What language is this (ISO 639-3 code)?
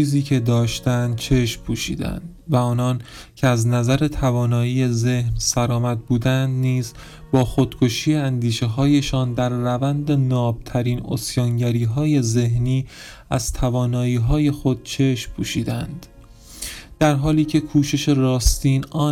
fas